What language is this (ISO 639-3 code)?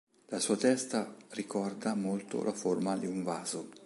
ita